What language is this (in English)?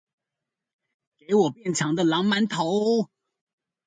Chinese